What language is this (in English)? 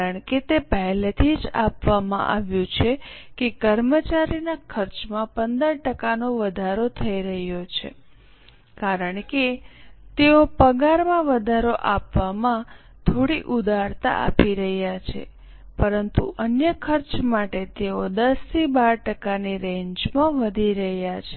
Gujarati